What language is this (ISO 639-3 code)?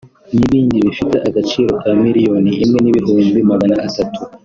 kin